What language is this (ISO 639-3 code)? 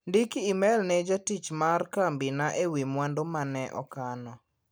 luo